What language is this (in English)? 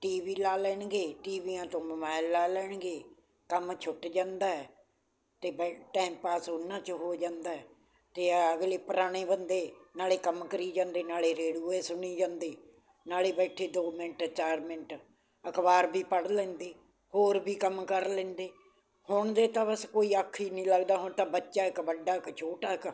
Punjabi